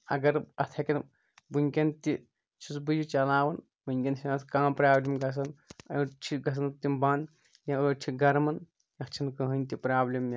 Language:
Kashmiri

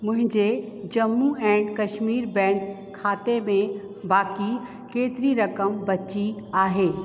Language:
Sindhi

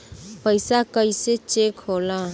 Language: Bhojpuri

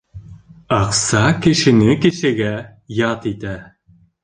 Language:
Bashkir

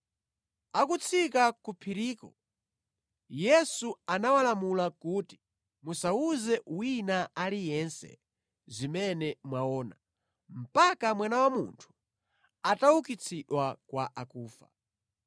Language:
Nyanja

